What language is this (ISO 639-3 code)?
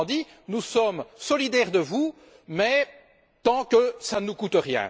fra